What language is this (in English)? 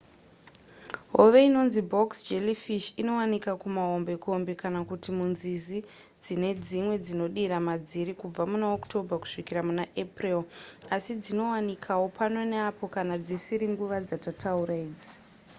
Shona